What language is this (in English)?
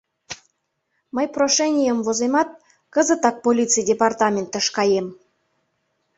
Mari